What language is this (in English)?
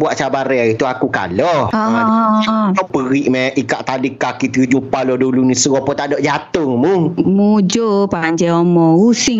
Malay